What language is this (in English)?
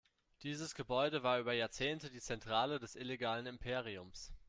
German